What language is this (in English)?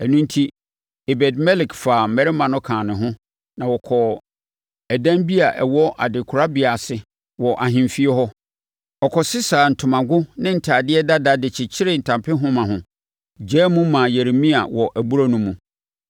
Akan